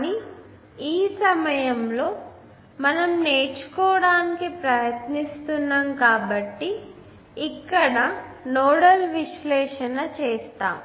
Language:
Telugu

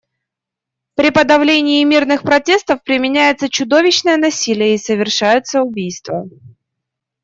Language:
Russian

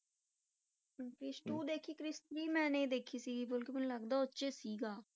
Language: Punjabi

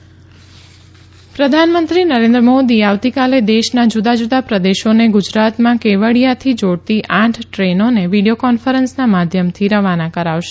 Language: Gujarati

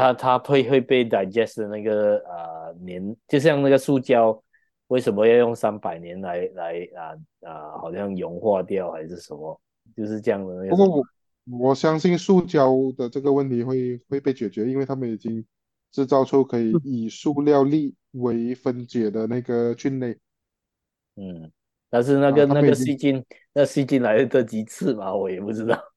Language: Chinese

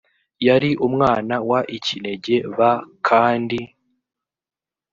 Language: Kinyarwanda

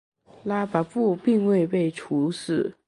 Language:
Chinese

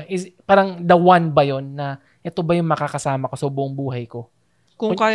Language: Filipino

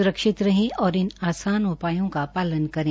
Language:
Hindi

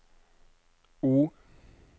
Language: Norwegian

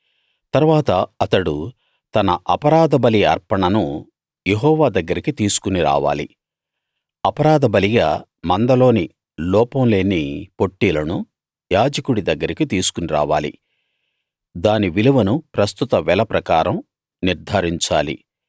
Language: Telugu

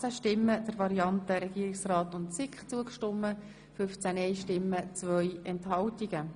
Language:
Swiss German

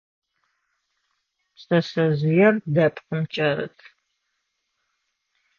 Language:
Adyghe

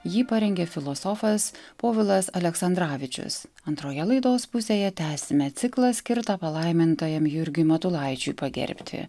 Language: Lithuanian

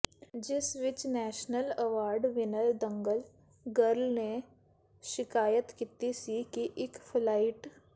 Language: Punjabi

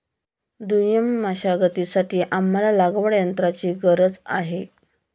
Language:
Marathi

